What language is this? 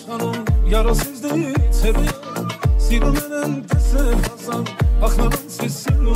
Romanian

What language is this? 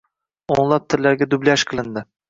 Uzbek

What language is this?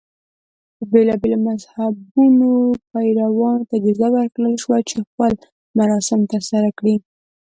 Pashto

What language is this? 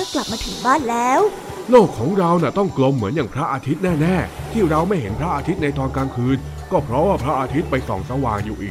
Thai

